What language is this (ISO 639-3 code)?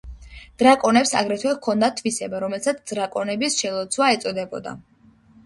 kat